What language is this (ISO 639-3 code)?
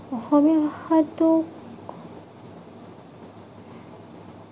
asm